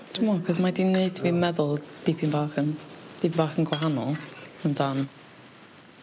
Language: Welsh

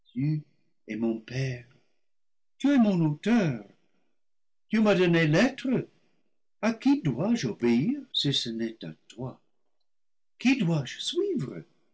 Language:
French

